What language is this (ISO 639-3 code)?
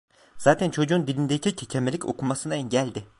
tur